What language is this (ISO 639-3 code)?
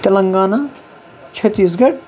kas